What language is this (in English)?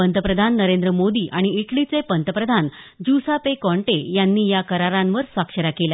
Marathi